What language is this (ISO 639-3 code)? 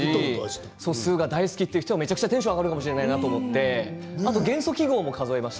jpn